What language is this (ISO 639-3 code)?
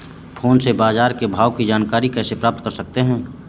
hin